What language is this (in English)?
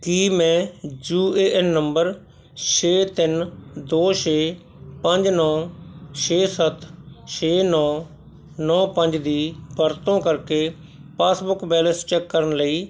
Punjabi